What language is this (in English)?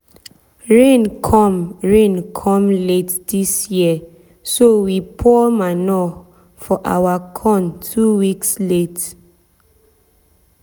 Nigerian Pidgin